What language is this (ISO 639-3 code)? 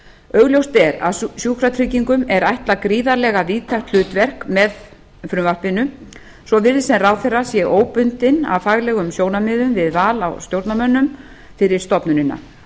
isl